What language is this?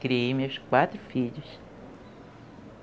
Portuguese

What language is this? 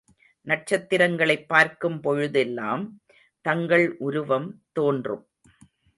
Tamil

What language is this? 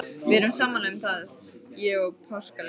Icelandic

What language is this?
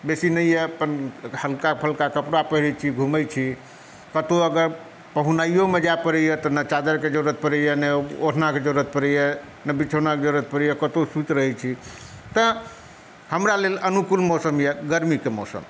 Maithili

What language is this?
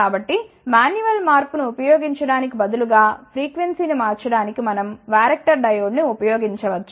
Telugu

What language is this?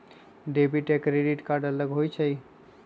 Magahi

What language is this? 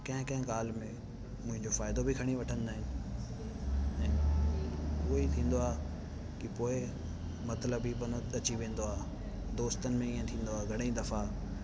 Sindhi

